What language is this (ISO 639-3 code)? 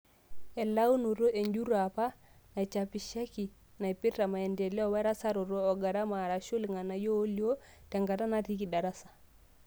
mas